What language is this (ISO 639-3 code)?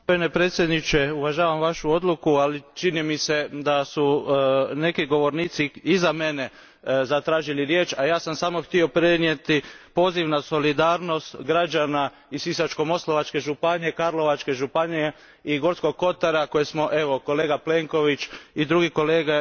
hrv